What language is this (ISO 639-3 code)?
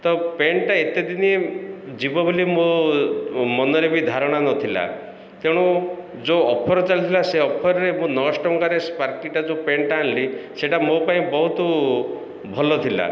ori